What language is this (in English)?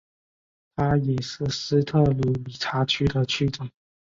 Chinese